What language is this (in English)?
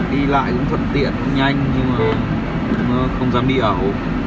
Vietnamese